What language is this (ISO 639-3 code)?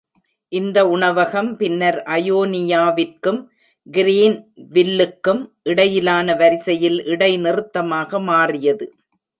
tam